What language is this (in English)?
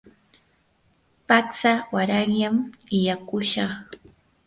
Yanahuanca Pasco Quechua